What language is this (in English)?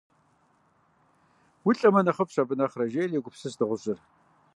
Kabardian